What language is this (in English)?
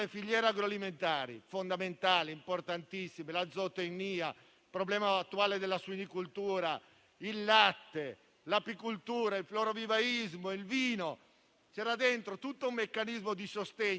Italian